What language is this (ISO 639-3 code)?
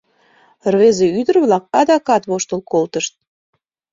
chm